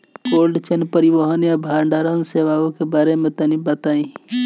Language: Bhojpuri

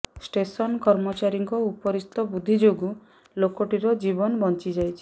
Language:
Odia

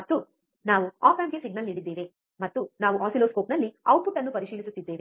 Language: Kannada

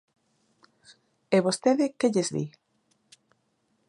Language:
Galician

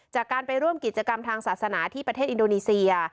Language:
Thai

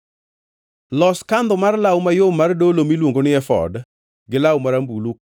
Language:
Luo (Kenya and Tanzania)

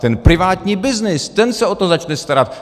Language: Czech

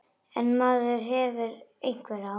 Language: Icelandic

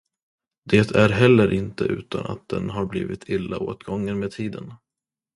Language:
Swedish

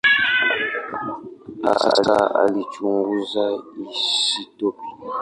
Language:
Swahili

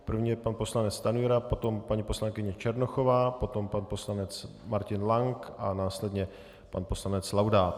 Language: Czech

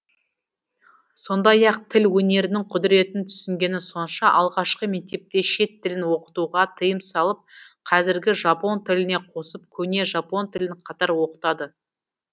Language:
Kazakh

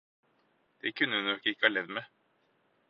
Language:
Norwegian Bokmål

